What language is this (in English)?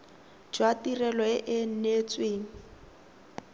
Tswana